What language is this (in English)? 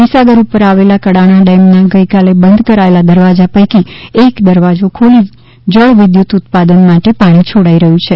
Gujarati